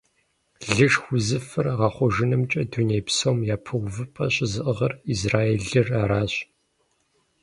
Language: Kabardian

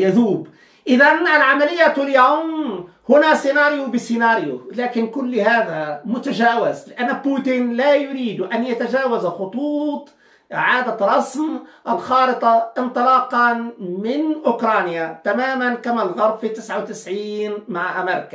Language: Arabic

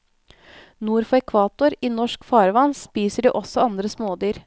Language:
Norwegian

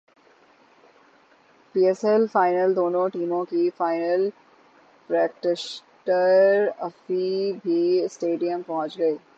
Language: Urdu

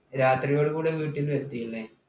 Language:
Malayalam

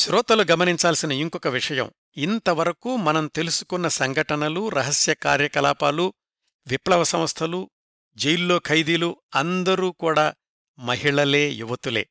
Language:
Telugu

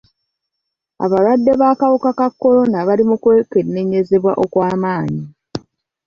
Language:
Ganda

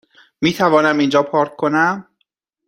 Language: Persian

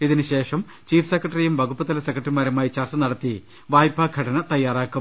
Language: Malayalam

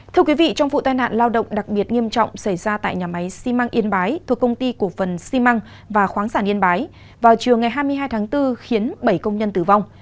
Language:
Vietnamese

